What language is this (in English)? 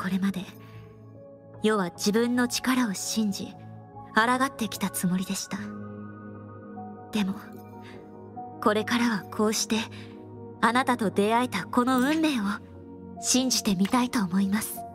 Japanese